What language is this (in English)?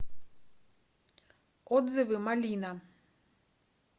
Russian